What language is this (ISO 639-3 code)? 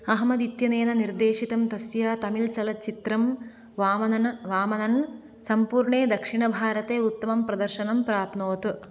san